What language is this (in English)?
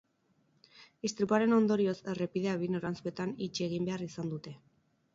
Basque